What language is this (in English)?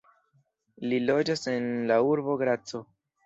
Esperanto